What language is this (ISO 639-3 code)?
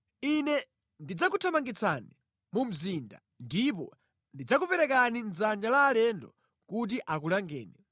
nya